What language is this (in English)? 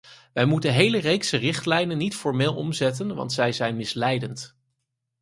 Dutch